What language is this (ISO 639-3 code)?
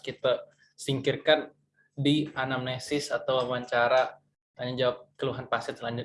ind